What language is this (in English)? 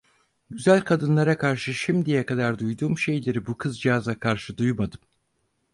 Turkish